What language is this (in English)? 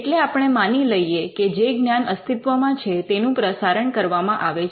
Gujarati